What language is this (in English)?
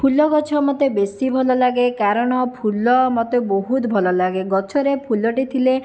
Odia